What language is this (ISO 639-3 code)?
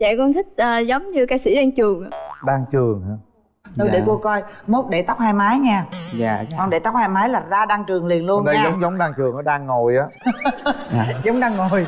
vie